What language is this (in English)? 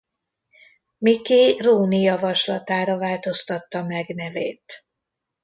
Hungarian